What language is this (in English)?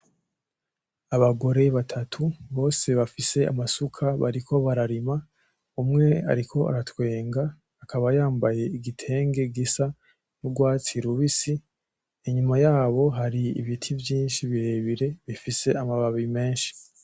Rundi